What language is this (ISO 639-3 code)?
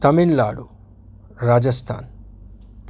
guj